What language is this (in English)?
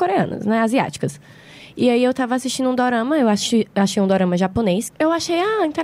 Portuguese